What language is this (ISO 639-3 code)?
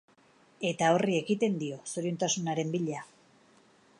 eus